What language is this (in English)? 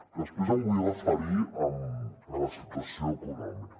Catalan